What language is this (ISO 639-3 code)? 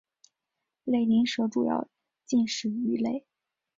zho